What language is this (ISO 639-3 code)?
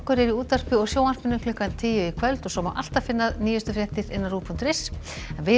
isl